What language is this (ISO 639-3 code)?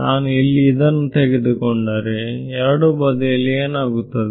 kan